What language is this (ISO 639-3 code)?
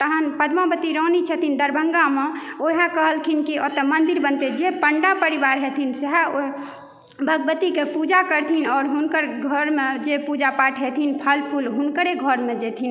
mai